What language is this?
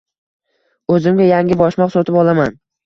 Uzbek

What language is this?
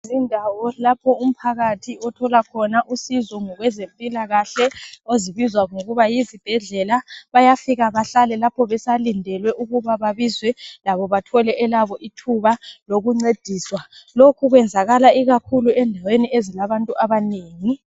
North Ndebele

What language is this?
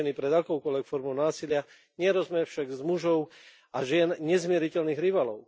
Slovak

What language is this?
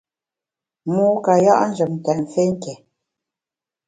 Bamun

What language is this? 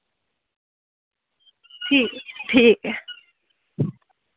Dogri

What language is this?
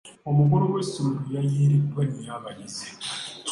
Ganda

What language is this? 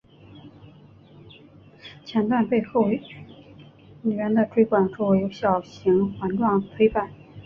Chinese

